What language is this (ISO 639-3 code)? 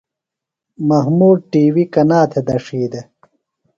phl